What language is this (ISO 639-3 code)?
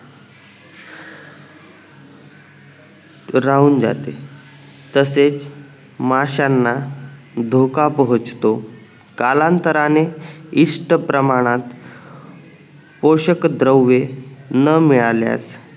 mar